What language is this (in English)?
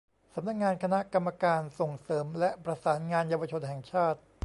Thai